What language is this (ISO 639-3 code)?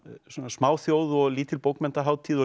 isl